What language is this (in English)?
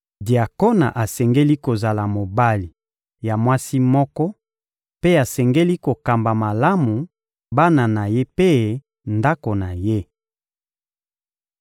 Lingala